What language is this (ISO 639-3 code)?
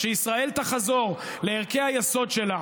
heb